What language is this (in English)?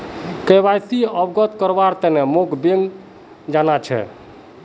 Magahi